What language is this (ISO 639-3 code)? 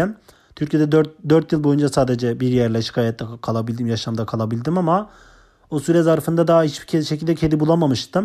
tur